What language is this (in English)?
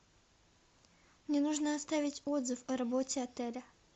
Russian